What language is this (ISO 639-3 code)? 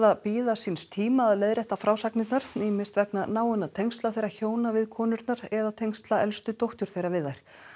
isl